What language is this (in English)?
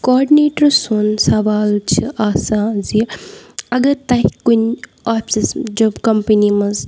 Kashmiri